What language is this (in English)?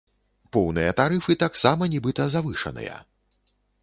Belarusian